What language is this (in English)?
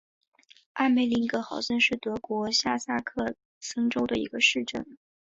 Chinese